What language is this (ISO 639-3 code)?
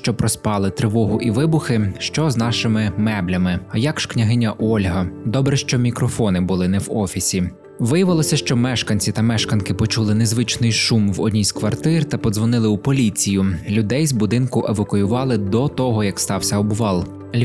ukr